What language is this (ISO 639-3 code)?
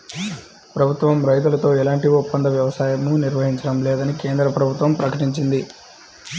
tel